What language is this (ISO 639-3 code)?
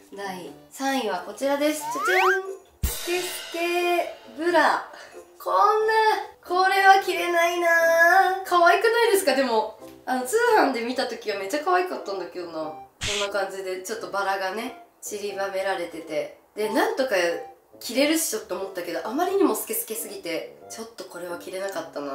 jpn